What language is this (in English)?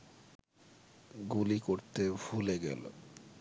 Bangla